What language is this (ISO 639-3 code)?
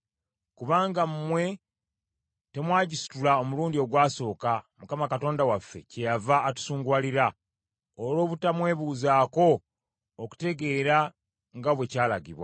lug